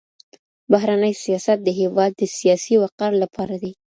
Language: Pashto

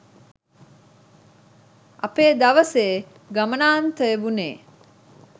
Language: Sinhala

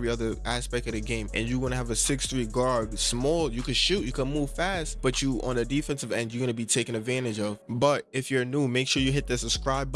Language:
English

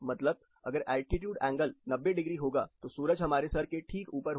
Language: Hindi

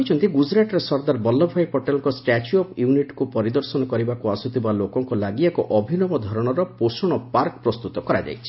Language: Odia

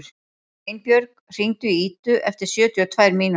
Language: Icelandic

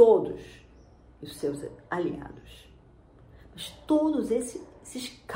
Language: Portuguese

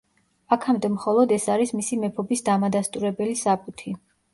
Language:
Georgian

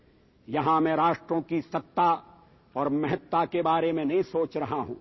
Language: Telugu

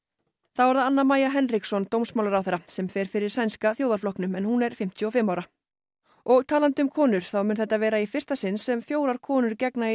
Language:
Icelandic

